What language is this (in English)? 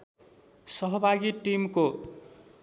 Nepali